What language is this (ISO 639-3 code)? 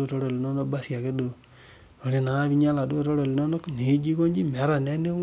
mas